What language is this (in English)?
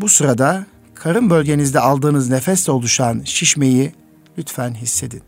Turkish